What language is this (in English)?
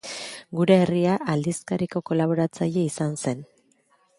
Basque